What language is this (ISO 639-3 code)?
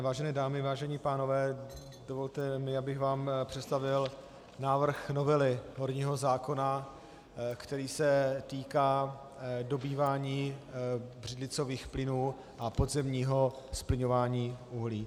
ces